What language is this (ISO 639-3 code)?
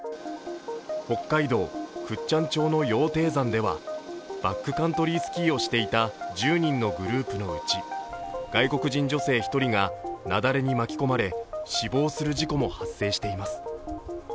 jpn